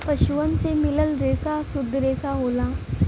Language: Bhojpuri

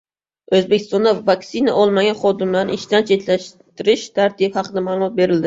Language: Uzbek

